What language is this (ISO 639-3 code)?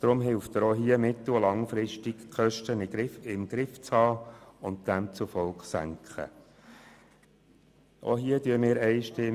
gsw